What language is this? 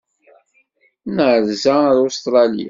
Kabyle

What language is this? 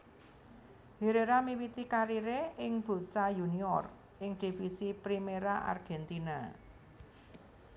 Javanese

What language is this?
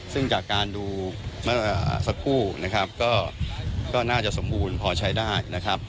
Thai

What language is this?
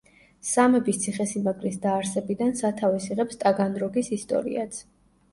Georgian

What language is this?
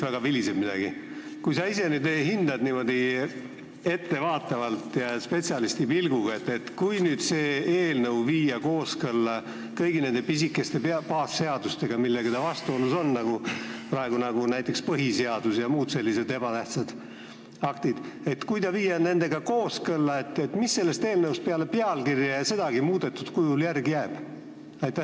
Estonian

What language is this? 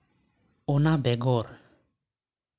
Santali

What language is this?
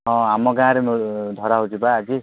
Odia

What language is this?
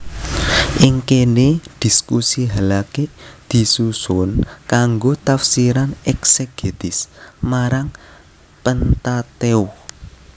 Javanese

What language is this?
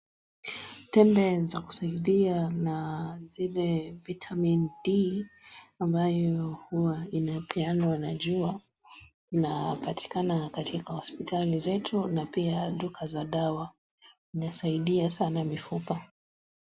Swahili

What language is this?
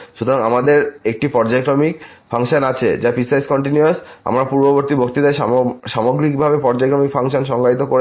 Bangla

